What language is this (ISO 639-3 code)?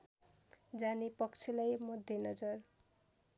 nep